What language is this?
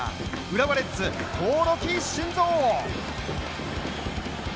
Japanese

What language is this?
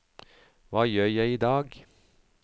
Norwegian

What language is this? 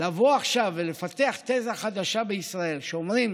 Hebrew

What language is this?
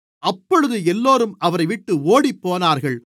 Tamil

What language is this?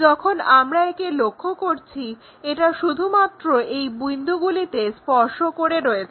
Bangla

